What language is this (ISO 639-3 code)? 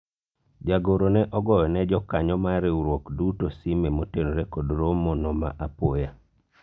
luo